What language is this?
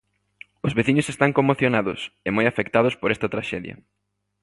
Galician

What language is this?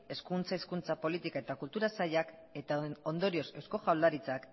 Basque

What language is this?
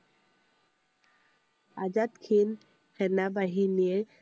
Assamese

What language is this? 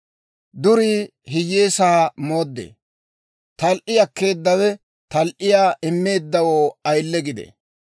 Dawro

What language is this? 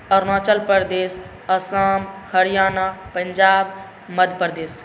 Maithili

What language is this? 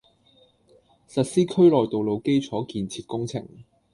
Cantonese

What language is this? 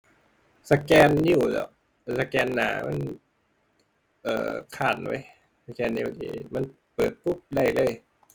Thai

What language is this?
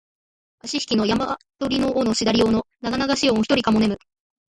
Japanese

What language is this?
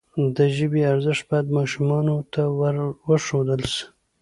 Pashto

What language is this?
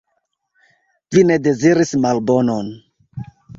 Esperanto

